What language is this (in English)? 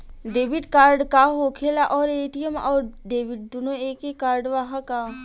Bhojpuri